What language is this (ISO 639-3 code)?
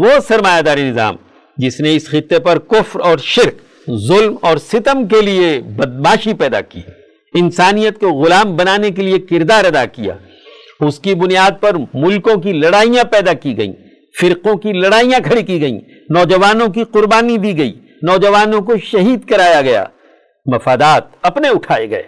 urd